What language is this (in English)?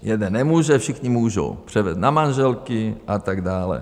Czech